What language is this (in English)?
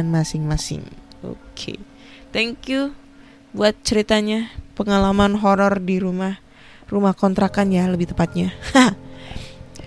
Indonesian